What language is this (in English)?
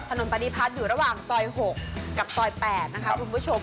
Thai